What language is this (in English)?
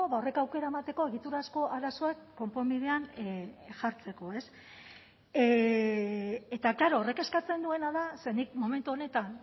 Basque